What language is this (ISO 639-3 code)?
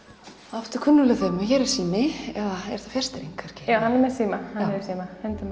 isl